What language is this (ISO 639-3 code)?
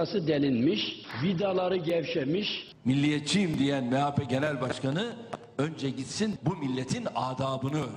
tur